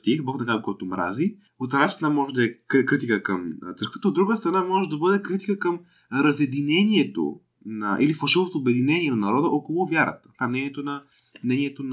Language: Bulgarian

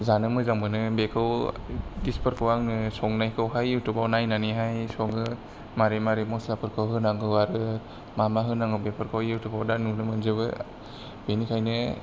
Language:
Bodo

